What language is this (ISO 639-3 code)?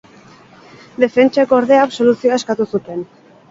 eus